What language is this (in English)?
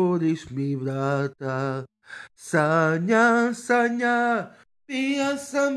Serbian